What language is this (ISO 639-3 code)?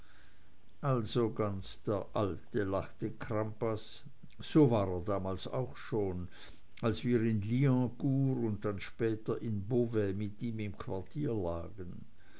deu